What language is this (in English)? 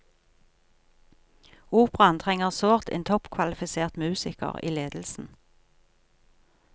Norwegian